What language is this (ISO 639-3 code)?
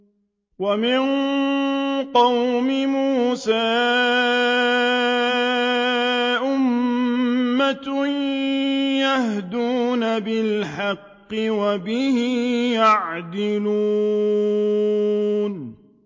ara